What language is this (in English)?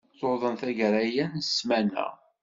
Kabyle